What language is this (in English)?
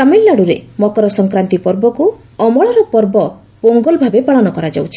Odia